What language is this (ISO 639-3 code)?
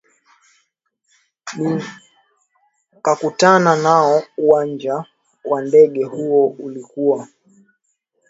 swa